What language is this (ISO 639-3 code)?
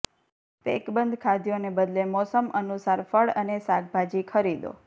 guj